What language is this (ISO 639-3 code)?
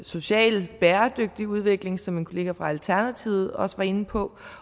dan